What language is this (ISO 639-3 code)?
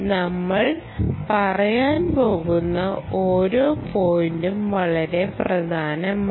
mal